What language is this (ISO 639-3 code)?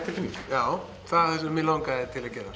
isl